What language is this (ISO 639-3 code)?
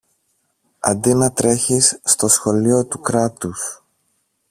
ell